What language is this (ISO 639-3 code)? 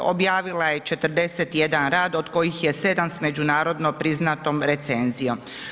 hrv